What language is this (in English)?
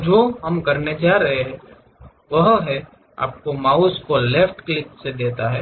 Hindi